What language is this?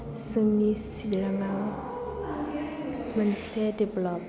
Bodo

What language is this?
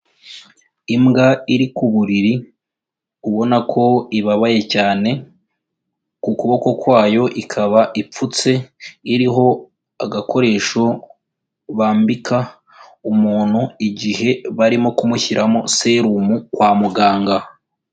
Kinyarwanda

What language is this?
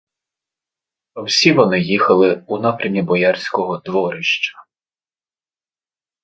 Ukrainian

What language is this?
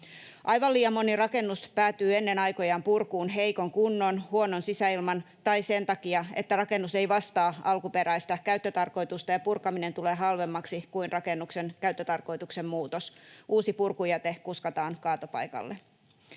Finnish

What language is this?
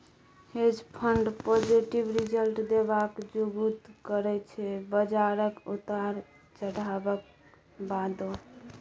Maithili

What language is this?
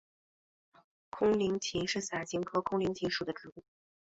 Chinese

